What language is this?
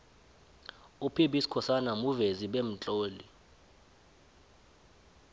South Ndebele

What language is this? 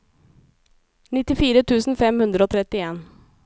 Norwegian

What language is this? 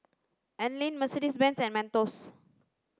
English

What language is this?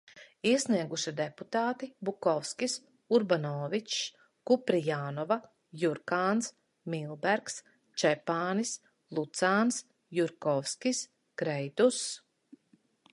Latvian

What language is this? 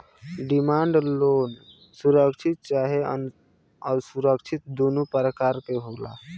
Bhojpuri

